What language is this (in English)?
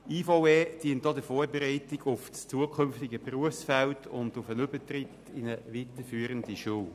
Swiss German